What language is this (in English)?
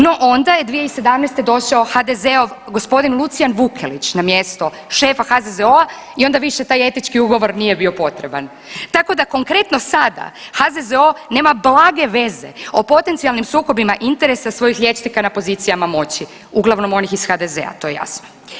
Croatian